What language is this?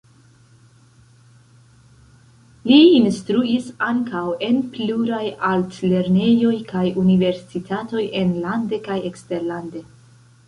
Esperanto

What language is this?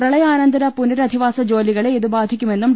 Malayalam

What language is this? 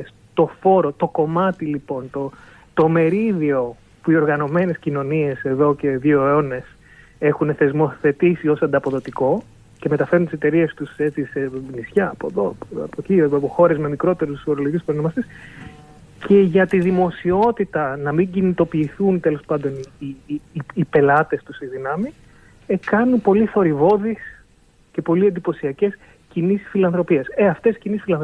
Greek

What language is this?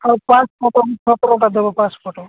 Odia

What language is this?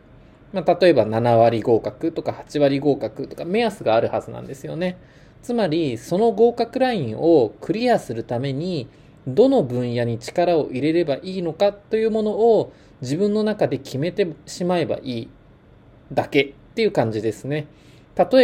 Japanese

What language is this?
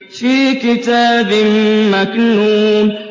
Arabic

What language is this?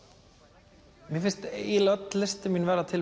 Icelandic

